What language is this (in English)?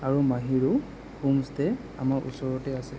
Assamese